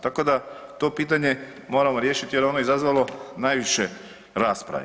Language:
Croatian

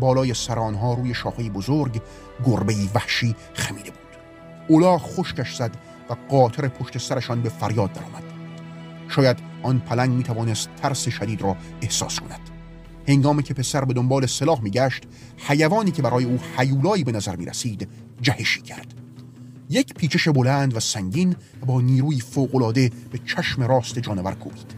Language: Persian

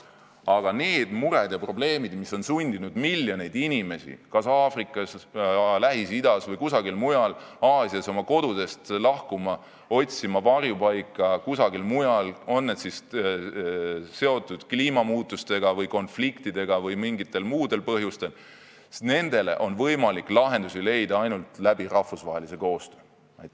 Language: Estonian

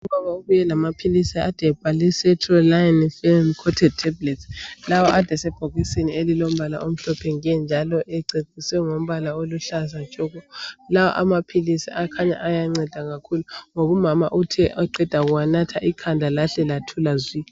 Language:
North Ndebele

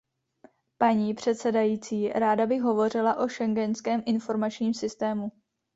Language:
Czech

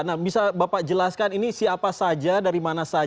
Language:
Indonesian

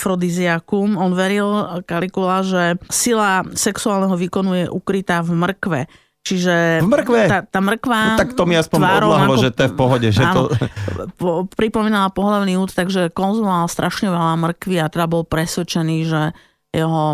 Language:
Slovak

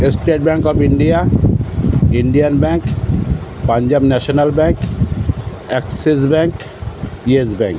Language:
Bangla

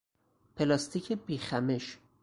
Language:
Persian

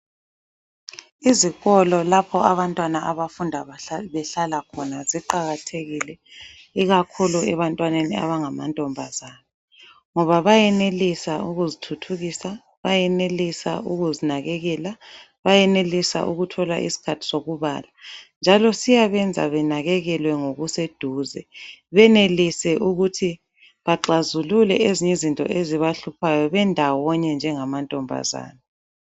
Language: North Ndebele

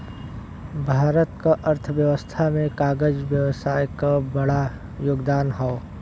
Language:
Bhojpuri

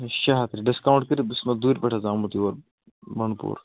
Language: Kashmiri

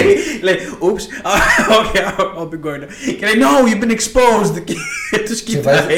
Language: Greek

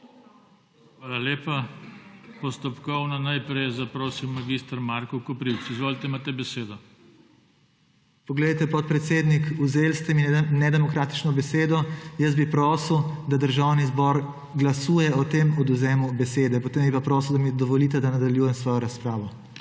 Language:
Slovenian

